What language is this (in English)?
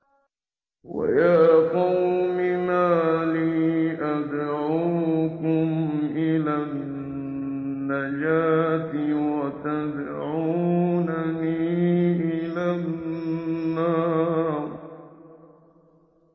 Arabic